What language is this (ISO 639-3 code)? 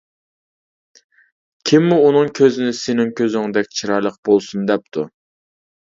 uig